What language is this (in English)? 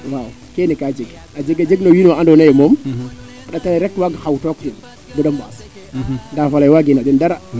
Serer